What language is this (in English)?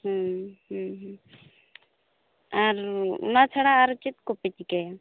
Santali